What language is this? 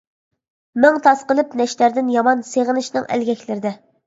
Uyghur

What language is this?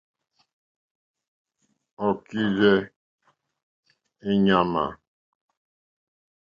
Mokpwe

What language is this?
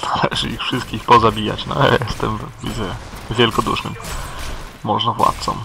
Polish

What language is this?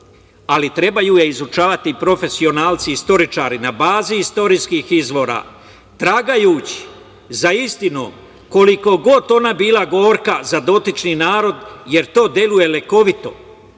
Serbian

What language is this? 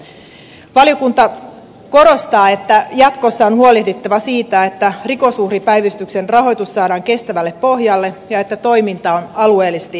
Finnish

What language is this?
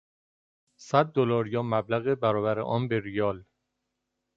Persian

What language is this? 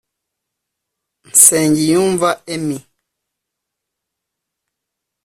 Kinyarwanda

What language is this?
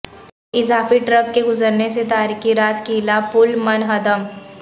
Urdu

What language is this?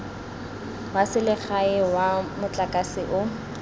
Tswana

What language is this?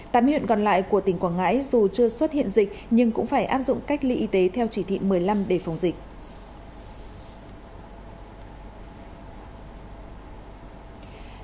Vietnamese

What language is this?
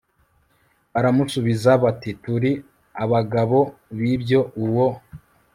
Kinyarwanda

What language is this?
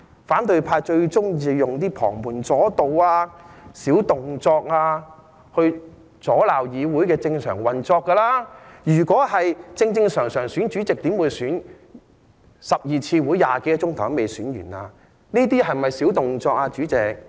Cantonese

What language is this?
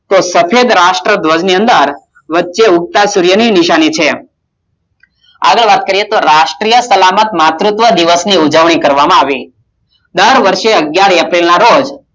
Gujarati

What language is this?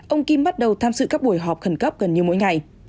Vietnamese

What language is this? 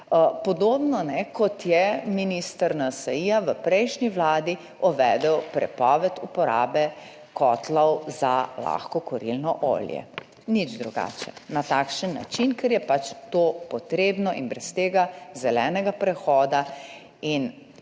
Slovenian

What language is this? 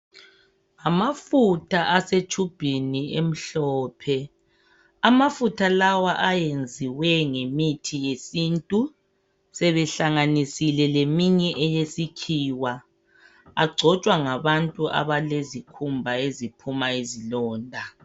North Ndebele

